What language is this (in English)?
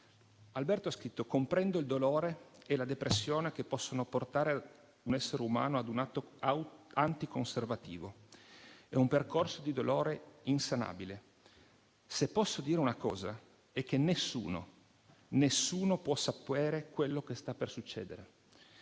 Italian